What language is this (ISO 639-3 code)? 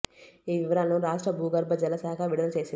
tel